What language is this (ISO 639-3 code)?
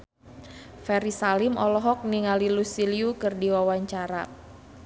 sun